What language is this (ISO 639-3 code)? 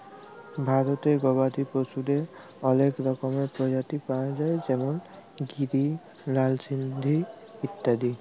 ben